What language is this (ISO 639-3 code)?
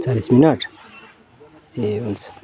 nep